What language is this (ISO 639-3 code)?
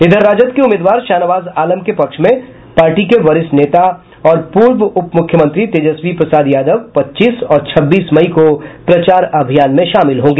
hin